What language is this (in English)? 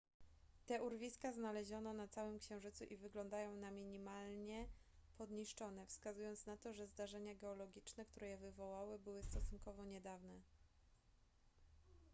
Polish